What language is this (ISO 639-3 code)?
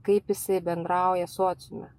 lit